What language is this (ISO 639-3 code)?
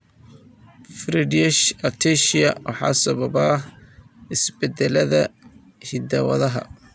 som